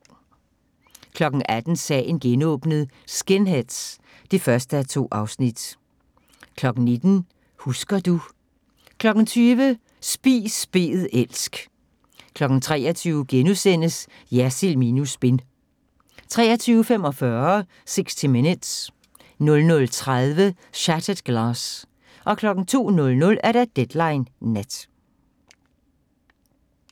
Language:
Danish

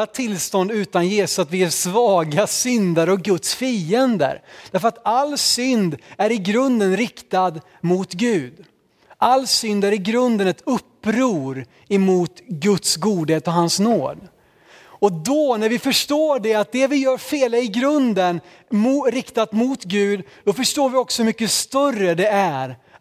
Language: Swedish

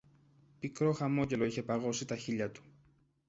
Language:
Greek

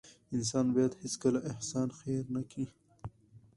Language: Pashto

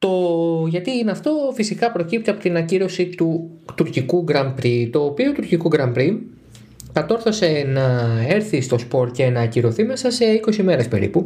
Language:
Greek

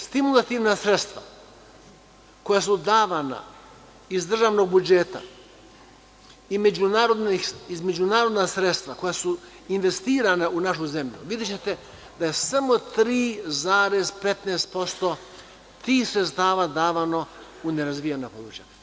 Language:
Serbian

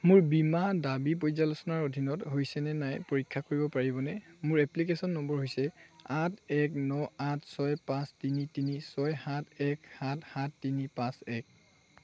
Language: Assamese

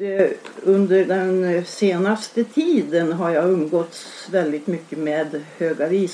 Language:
Swedish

